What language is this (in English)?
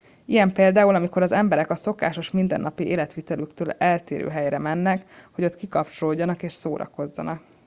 Hungarian